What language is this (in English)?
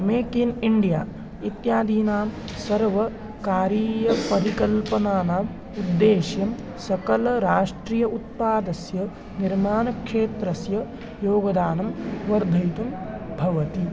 Sanskrit